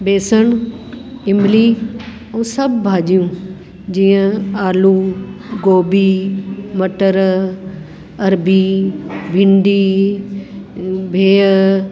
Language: Sindhi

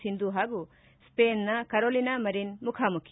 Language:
Kannada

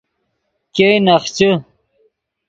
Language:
Yidgha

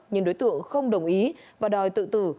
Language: Vietnamese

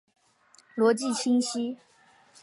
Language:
Chinese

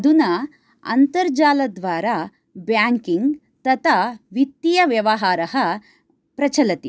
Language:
Sanskrit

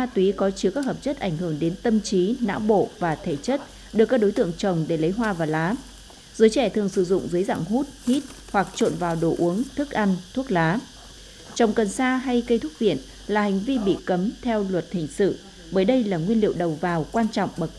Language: Vietnamese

